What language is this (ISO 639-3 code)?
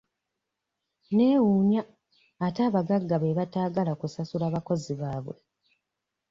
lug